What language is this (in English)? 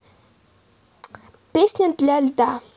Russian